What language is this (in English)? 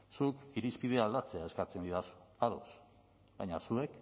Basque